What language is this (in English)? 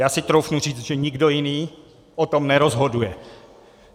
Czech